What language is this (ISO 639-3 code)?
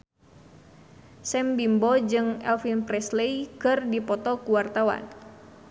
sun